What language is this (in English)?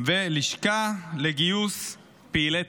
Hebrew